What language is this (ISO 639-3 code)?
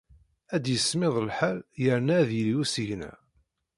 kab